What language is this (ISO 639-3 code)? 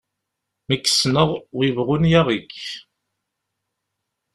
kab